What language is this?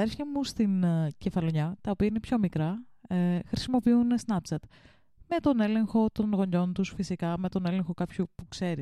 Greek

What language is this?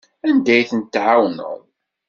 Kabyle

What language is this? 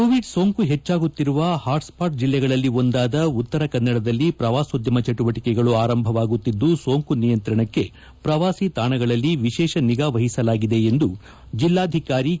Kannada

